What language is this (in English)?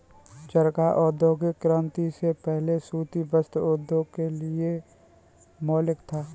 Hindi